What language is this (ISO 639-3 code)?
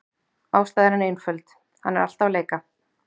isl